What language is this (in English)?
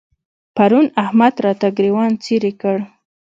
Pashto